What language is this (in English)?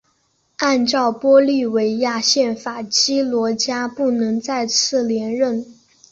Chinese